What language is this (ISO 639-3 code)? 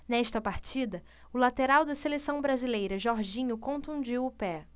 por